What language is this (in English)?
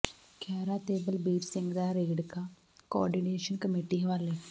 Punjabi